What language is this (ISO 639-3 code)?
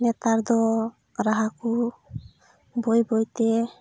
sat